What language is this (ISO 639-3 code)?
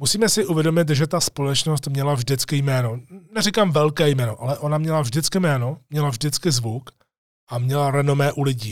ces